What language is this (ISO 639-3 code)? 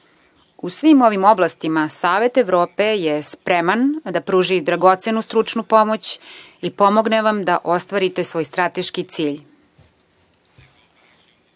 srp